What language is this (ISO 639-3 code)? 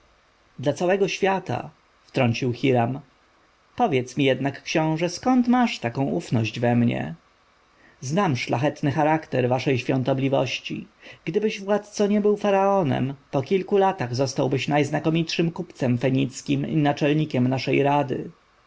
pol